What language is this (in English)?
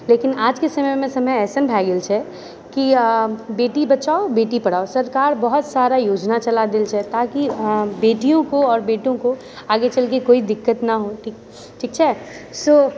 Maithili